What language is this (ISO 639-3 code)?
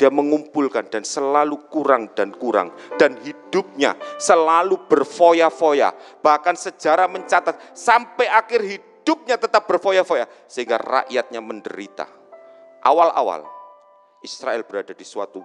ind